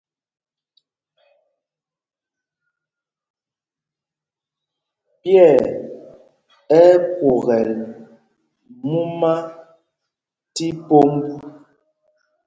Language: Mpumpong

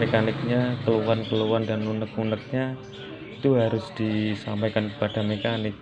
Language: Indonesian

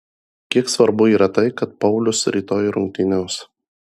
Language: Lithuanian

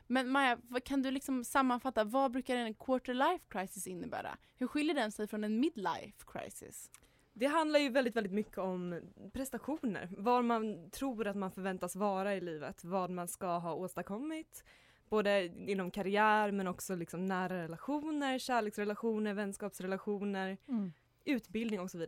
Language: Swedish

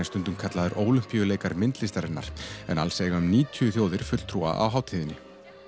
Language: Icelandic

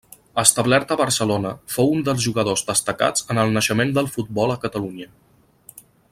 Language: Catalan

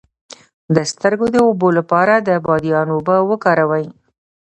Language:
Pashto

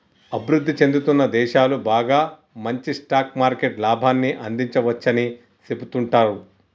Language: Telugu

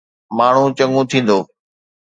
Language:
Sindhi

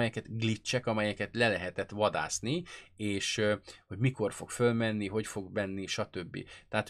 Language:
Hungarian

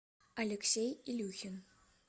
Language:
Russian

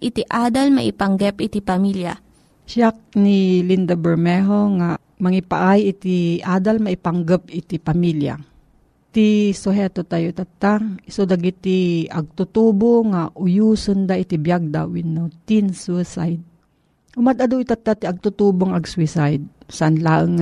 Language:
Filipino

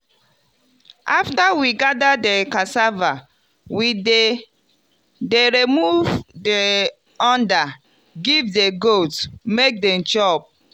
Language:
Nigerian Pidgin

